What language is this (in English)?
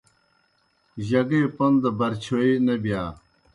Kohistani Shina